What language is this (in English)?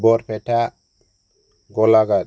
Bodo